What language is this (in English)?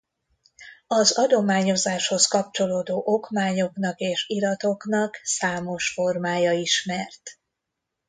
Hungarian